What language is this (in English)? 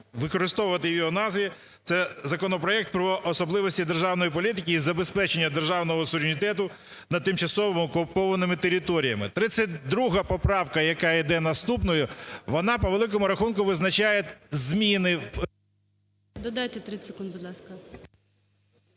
Ukrainian